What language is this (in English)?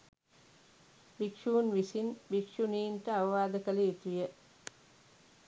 Sinhala